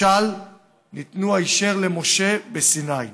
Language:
Hebrew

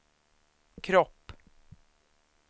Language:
Swedish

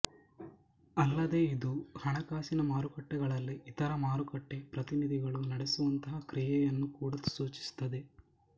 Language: Kannada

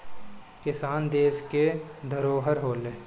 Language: Bhojpuri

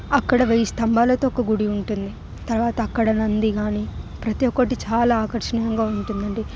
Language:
Telugu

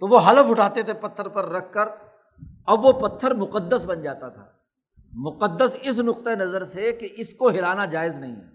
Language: Urdu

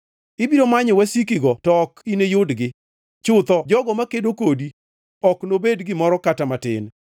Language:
Luo (Kenya and Tanzania)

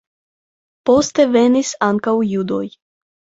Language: Esperanto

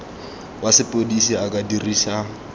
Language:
Tswana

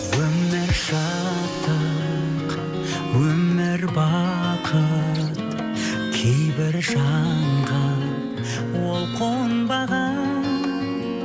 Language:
Kazakh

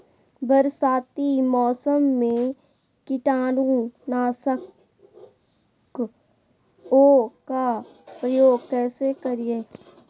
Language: Magahi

